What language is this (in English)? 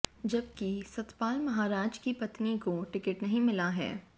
Hindi